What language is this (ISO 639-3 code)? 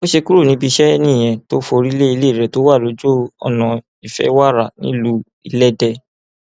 yor